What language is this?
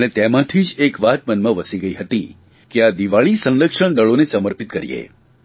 Gujarati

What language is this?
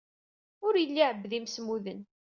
Kabyle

